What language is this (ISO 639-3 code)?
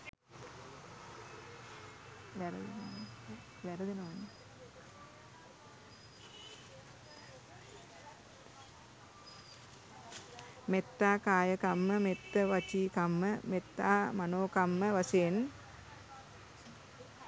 sin